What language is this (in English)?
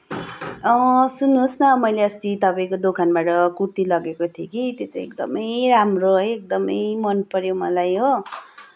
Nepali